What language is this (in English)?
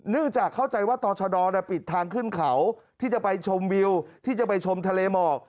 Thai